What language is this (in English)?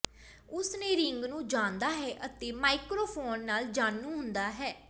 Punjabi